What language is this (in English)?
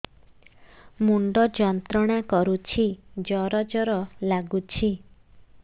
Odia